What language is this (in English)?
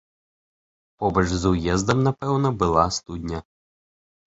Belarusian